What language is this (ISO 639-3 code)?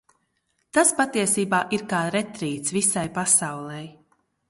lav